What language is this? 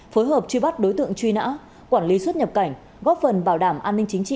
Vietnamese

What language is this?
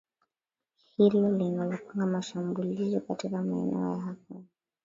Swahili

